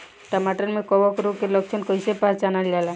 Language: Bhojpuri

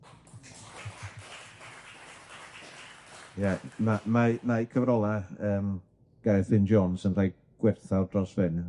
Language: Welsh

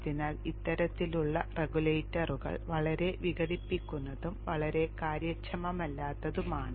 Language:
Malayalam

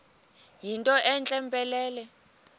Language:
Xhosa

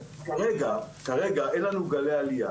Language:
Hebrew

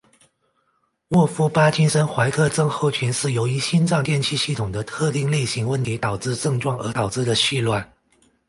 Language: Chinese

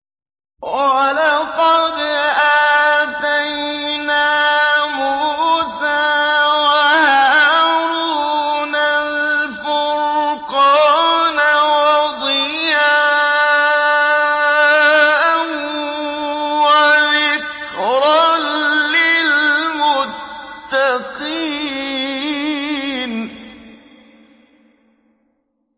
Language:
Arabic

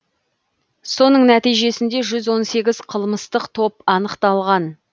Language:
Kazakh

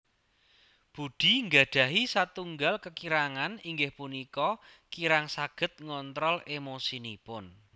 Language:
Javanese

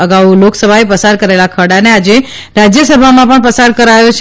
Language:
Gujarati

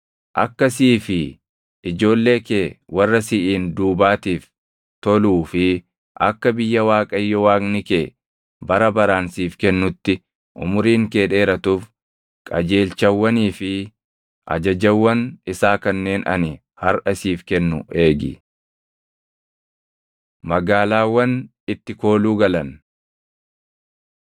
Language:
Oromo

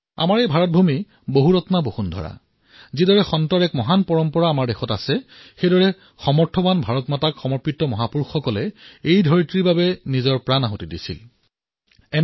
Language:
Assamese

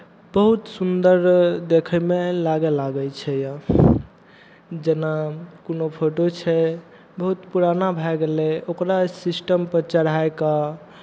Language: Maithili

